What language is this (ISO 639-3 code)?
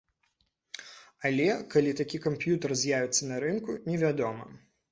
bel